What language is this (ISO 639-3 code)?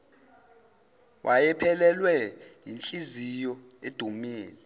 zul